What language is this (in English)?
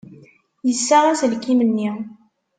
Kabyle